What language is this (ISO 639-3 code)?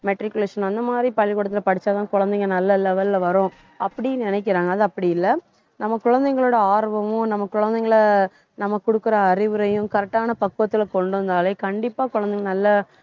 tam